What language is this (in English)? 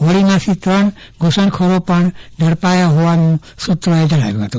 Gujarati